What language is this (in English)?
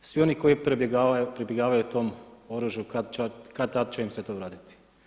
Croatian